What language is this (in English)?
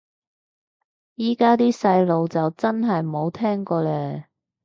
Cantonese